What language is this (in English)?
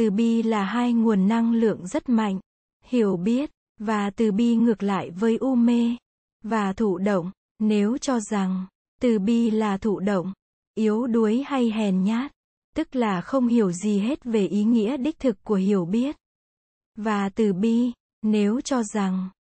Vietnamese